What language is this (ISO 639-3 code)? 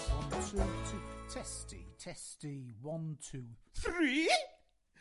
cym